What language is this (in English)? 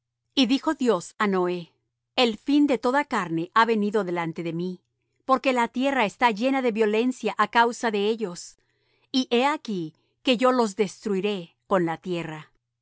Spanish